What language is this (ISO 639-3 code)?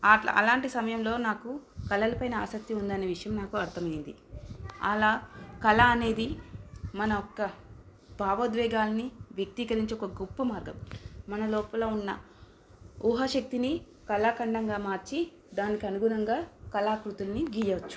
tel